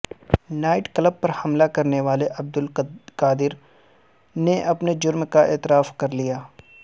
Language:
Urdu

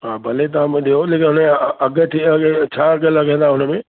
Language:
Sindhi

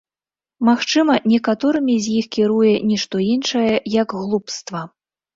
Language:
Belarusian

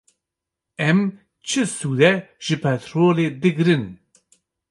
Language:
Kurdish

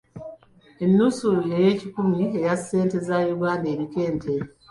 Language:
Ganda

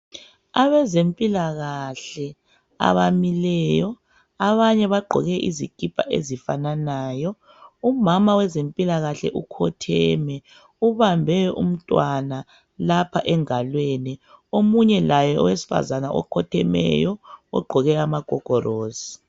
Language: North Ndebele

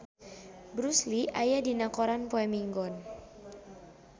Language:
Sundanese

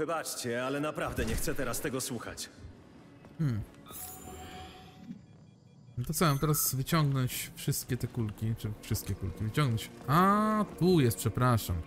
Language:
Polish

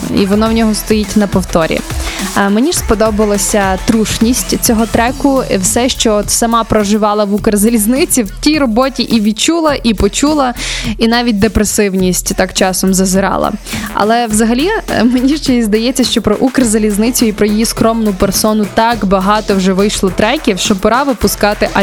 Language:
Ukrainian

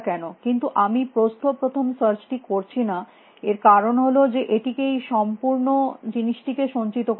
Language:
Bangla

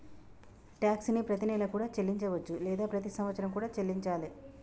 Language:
Telugu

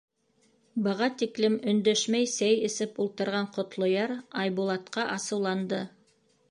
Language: Bashkir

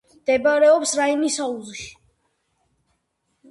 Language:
Georgian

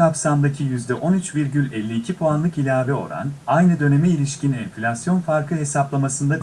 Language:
Turkish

